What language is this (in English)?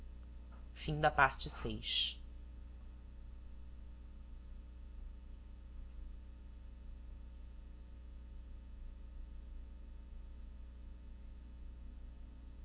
Portuguese